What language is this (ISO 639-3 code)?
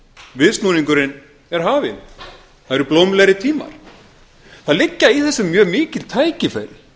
isl